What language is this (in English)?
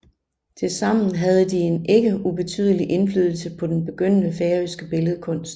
Danish